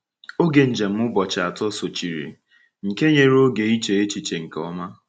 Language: Igbo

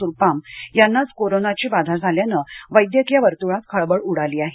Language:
Marathi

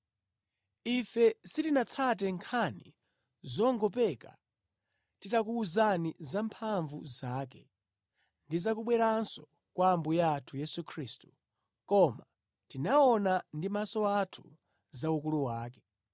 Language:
Nyanja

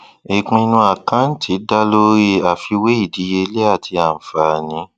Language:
Yoruba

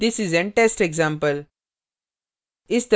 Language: Hindi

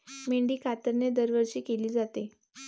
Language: Marathi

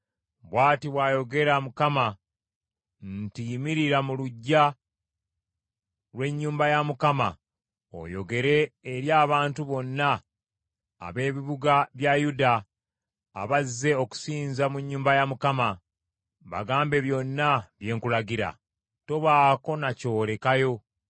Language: Ganda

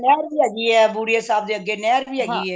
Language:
Punjabi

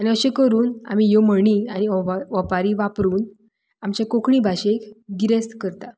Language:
Konkani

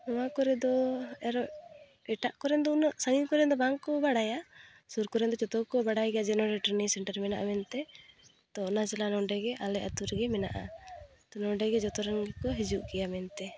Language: Santali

